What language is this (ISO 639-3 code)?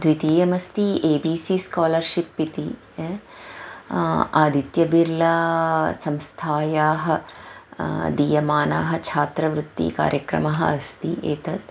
san